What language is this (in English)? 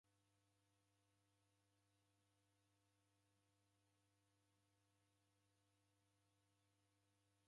Taita